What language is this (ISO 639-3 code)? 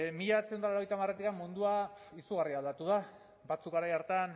eus